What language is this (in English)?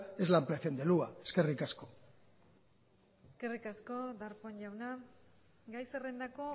Basque